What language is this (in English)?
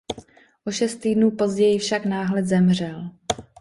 Czech